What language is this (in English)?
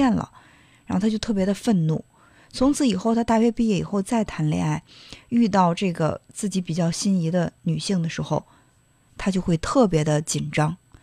Chinese